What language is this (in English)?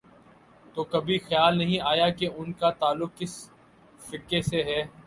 Urdu